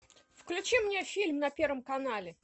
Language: Russian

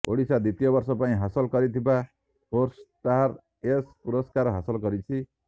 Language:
Odia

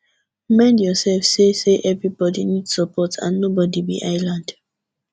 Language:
Nigerian Pidgin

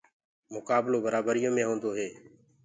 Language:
Gurgula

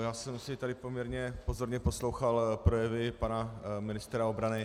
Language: Czech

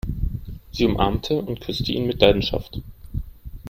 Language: German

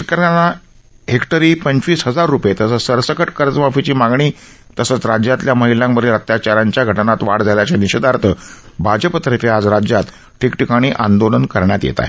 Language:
Marathi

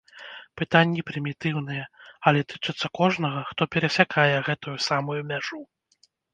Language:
Belarusian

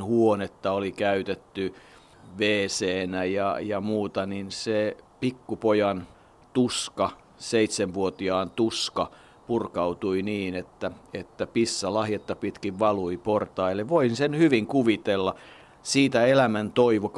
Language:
Finnish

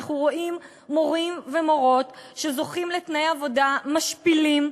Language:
Hebrew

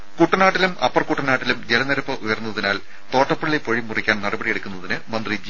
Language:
Malayalam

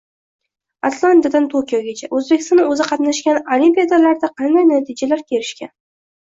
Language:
Uzbek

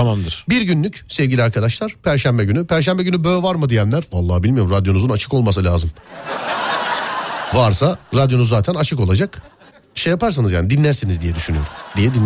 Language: Turkish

